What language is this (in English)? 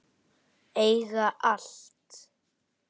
Icelandic